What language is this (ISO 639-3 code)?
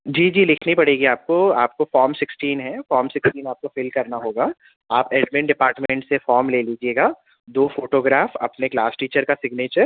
urd